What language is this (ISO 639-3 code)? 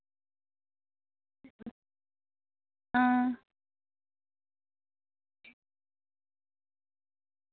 doi